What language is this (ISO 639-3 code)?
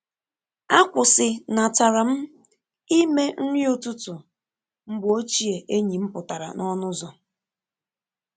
ibo